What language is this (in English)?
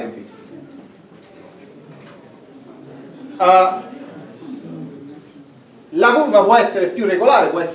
Italian